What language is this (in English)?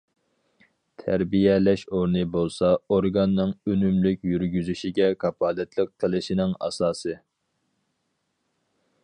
Uyghur